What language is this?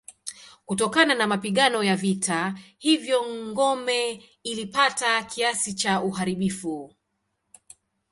Swahili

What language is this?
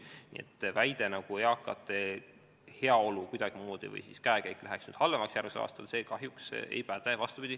Estonian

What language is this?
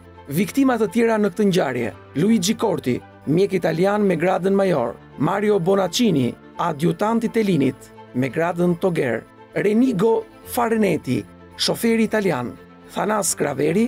Romanian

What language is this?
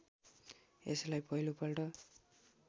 Nepali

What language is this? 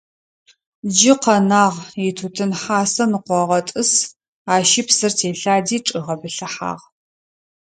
Adyghe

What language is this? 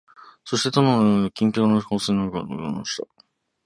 Japanese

